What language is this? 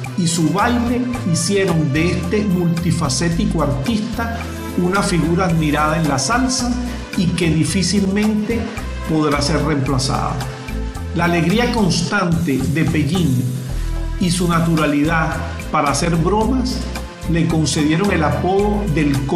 Spanish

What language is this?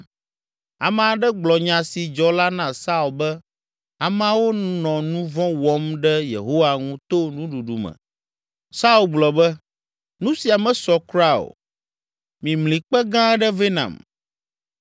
Ewe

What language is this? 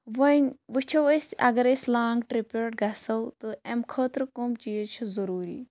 Kashmiri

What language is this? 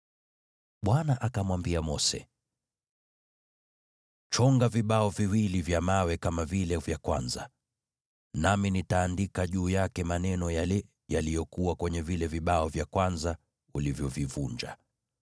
Swahili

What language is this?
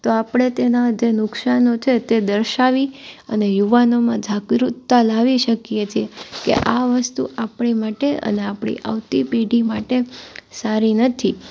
Gujarati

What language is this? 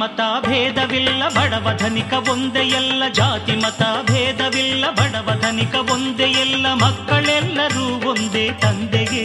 Kannada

